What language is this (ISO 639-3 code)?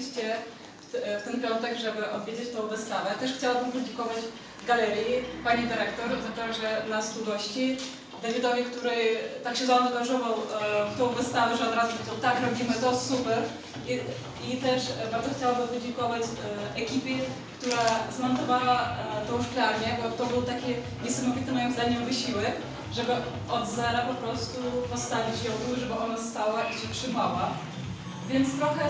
pol